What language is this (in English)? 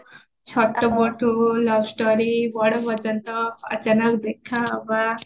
Odia